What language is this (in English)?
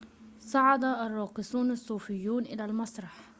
Arabic